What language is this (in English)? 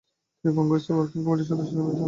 Bangla